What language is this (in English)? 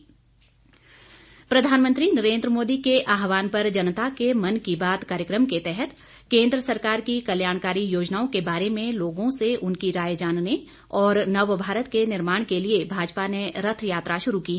Hindi